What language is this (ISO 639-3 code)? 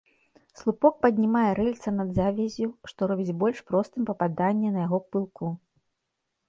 bel